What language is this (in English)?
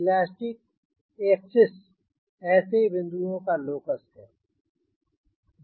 Hindi